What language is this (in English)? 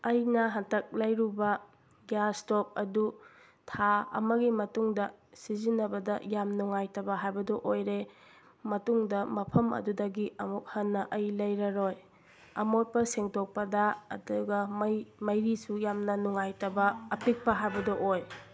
Manipuri